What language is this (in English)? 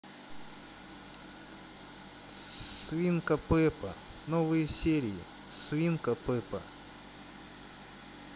Russian